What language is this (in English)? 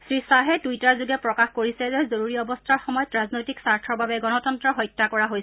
Assamese